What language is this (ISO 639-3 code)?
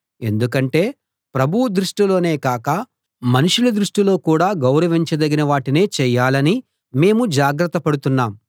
tel